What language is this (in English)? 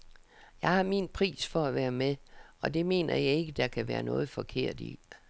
Danish